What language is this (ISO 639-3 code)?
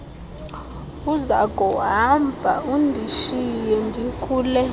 xho